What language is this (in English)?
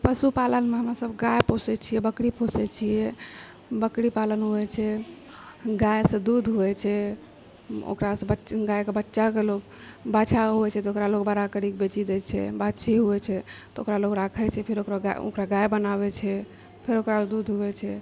Maithili